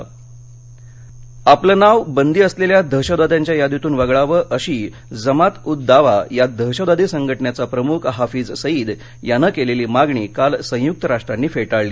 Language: Marathi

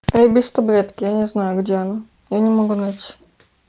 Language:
Russian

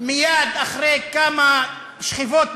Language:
Hebrew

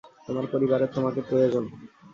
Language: Bangla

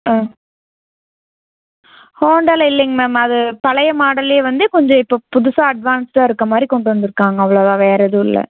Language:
Tamil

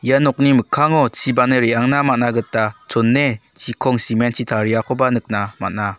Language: Garo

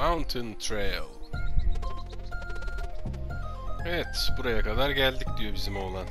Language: Turkish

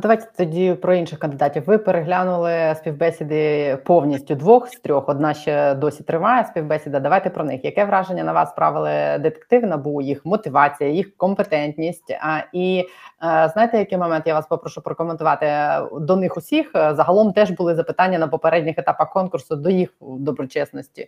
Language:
Ukrainian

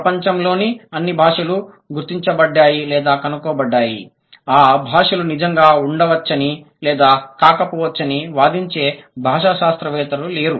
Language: Telugu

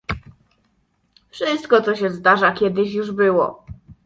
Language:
Polish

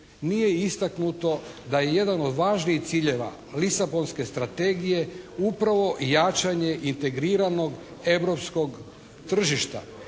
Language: Croatian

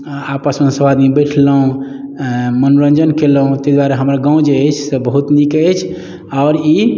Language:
Maithili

